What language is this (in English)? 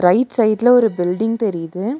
Tamil